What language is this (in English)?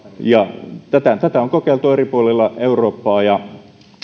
Finnish